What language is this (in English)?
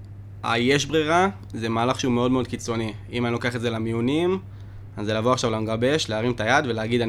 Hebrew